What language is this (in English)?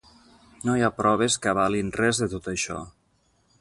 Catalan